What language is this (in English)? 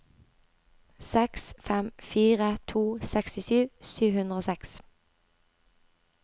Norwegian